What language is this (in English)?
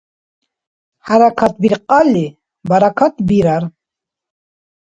Dargwa